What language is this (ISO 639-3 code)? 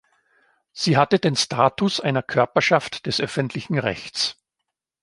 deu